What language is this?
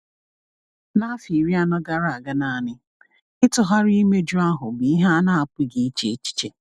Igbo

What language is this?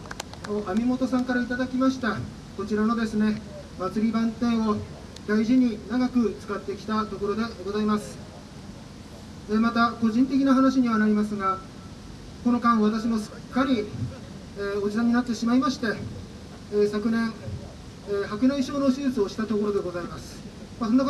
Japanese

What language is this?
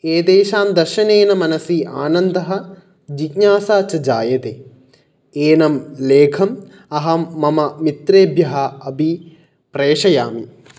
Sanskrit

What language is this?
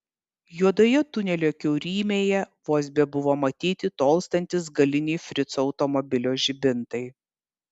Lithuanian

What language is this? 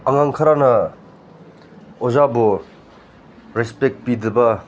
Manipuri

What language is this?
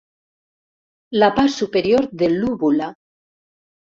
Catalan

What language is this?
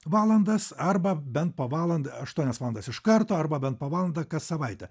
Lithuanian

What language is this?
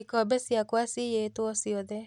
Kikuyu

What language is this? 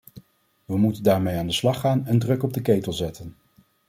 Dutch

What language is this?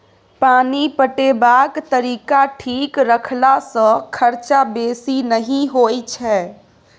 Maithili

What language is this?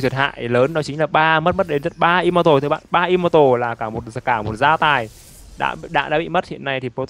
Vietnamese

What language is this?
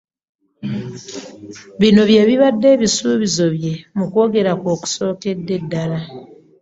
Ganda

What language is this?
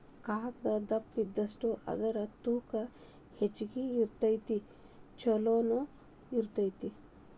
Kannada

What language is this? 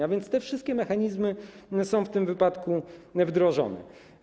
Polish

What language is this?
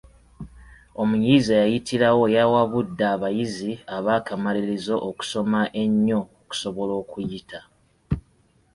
Ganda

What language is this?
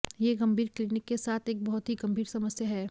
Hindi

